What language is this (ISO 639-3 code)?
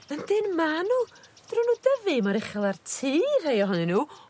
cym